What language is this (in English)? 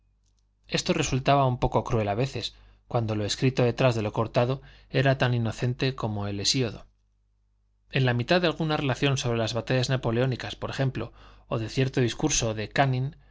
Spanish